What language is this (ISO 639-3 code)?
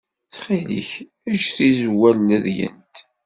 kab